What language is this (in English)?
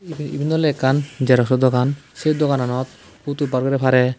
Chakma